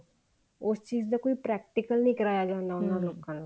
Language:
Punjabi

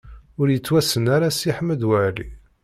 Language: Kabyle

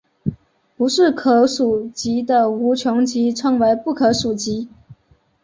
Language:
Chinese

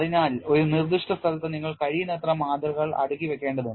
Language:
Malayalam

